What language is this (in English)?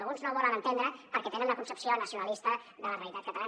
Catalan